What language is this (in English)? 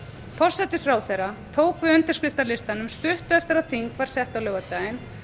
Icelandic